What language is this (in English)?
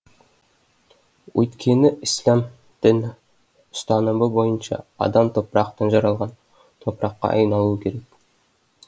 Kazakh